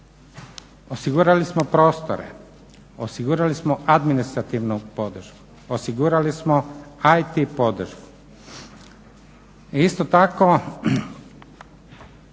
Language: Croatian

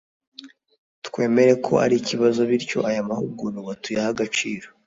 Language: Kinyarwanda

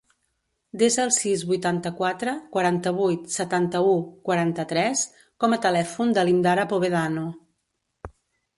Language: Catalan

